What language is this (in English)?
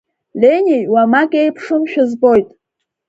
Abkhazian